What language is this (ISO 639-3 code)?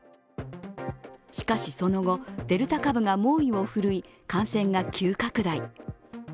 jpn